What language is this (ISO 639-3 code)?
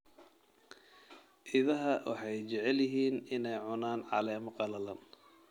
som